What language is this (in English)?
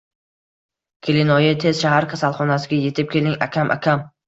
Uzbek